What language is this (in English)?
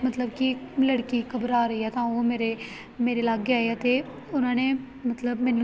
Punjabi